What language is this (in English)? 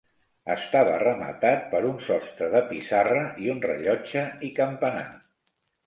Catalan